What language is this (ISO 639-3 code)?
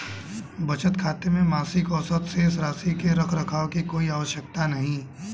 hin